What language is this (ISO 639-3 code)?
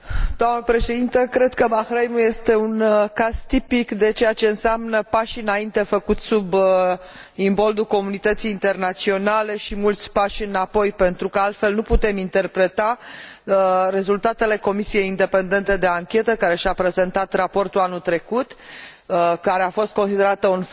ron